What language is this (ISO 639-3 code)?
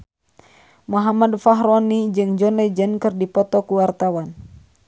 sun